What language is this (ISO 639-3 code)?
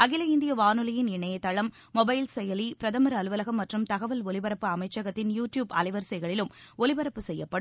tam